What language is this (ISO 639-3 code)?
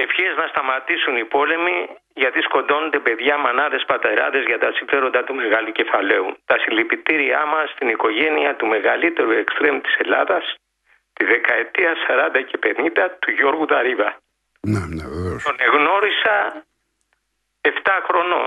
ell